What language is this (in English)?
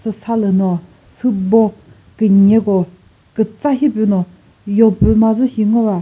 Chokri Naga